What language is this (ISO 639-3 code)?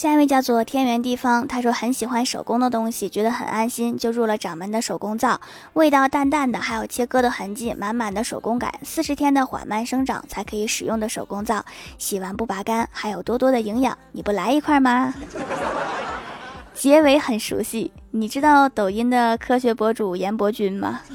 zho